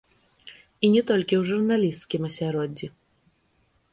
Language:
Belarusian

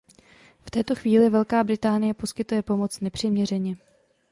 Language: Czech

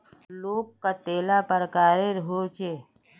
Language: Magahi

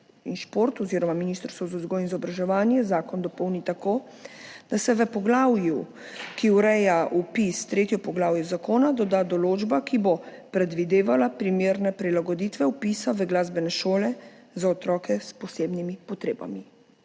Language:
Slovenian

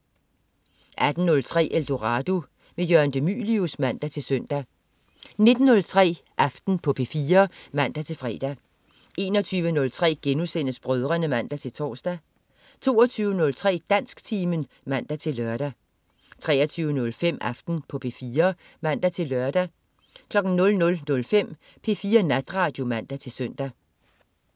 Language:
Danish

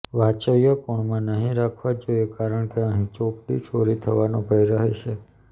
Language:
Gujarati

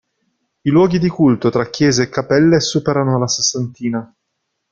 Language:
Italian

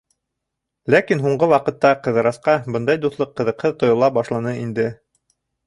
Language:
Bashkir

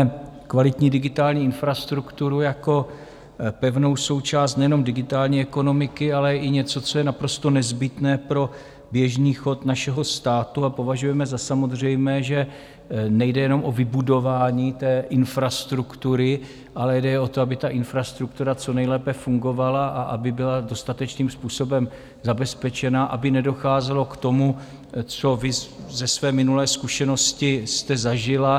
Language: Czech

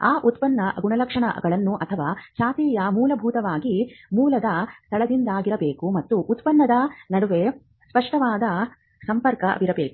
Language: Kannada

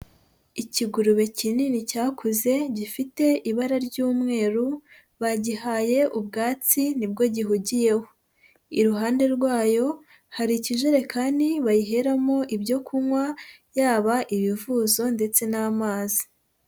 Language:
Kinyarwanda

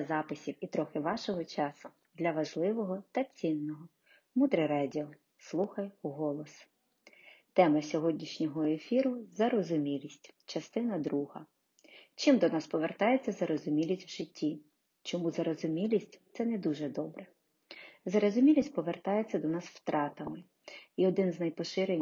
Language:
Ukrainian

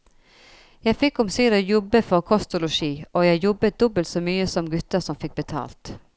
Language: Norwegian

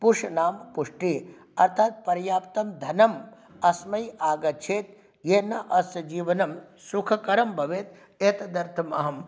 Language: Sanskrit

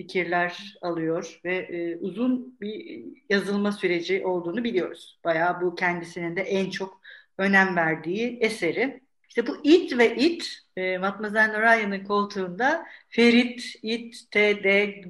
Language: Turkish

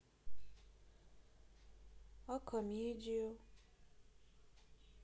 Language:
Russian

